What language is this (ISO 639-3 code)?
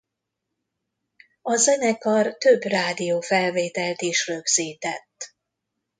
hun